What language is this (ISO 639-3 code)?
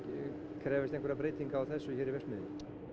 isl